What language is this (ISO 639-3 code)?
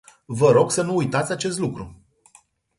ron